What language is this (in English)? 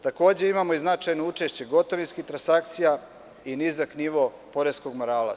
Serbian